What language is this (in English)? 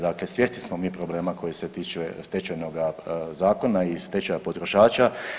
Croatian